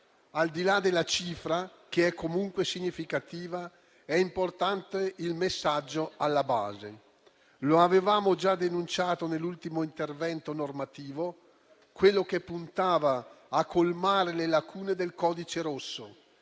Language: Italian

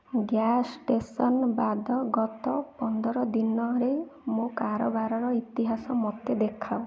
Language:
Odia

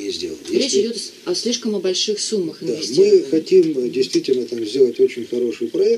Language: Russian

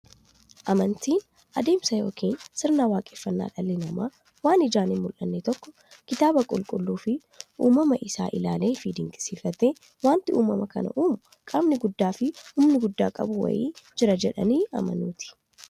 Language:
Oromo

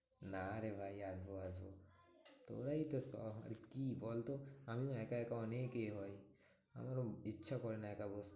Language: Bangla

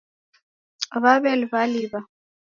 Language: Taita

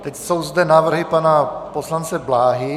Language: Czech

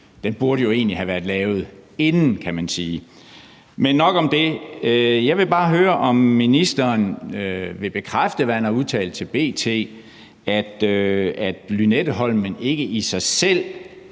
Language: Danish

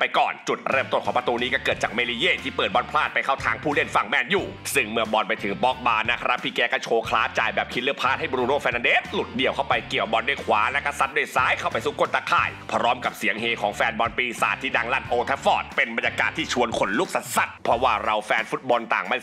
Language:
Thai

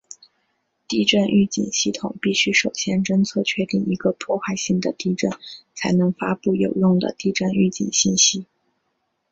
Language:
Chinese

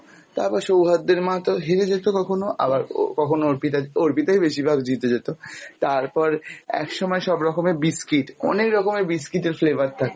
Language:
Bangla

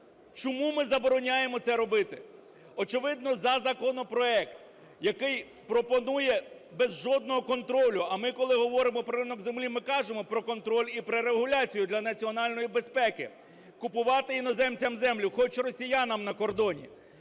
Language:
Ukrainian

